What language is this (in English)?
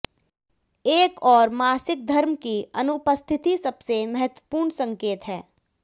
Hindi